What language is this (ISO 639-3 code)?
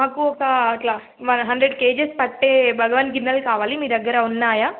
tel